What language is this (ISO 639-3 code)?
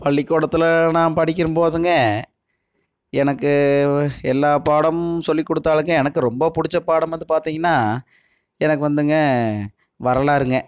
tam